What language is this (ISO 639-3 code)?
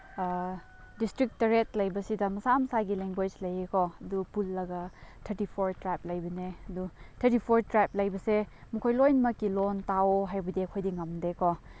mni